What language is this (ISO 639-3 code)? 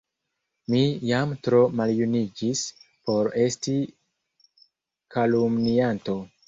epo